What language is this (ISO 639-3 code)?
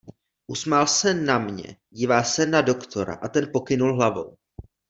ces